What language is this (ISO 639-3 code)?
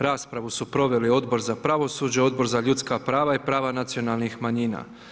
hrv